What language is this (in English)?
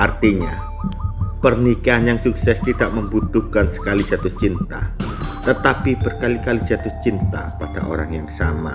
Indonesian